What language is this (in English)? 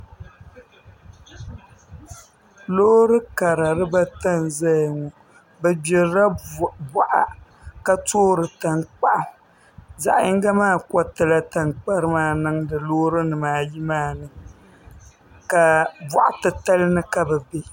Dagbani